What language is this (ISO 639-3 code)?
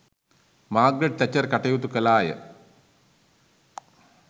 sin